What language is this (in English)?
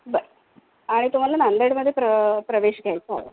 Marathi